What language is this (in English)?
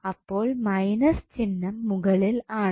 Malayalam